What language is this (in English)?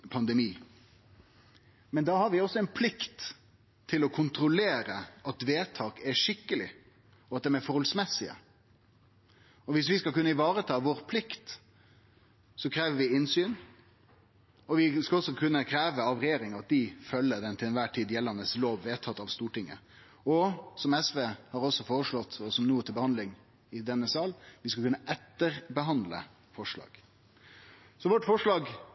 Norwegian Nynorsk